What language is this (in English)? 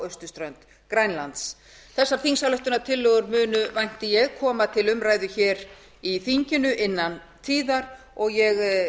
Icelandic